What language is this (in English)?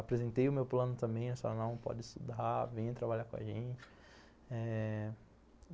Portuguese